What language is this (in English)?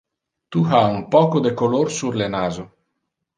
Interlingua